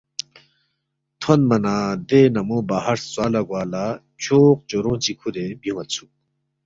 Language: Balti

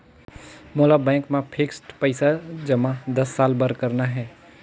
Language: Chhattisgarhi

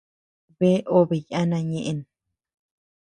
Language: Tepeuxila Cuicatec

